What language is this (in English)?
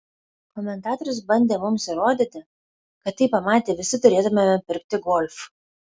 Lithuanian